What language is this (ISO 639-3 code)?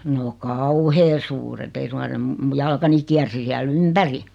fin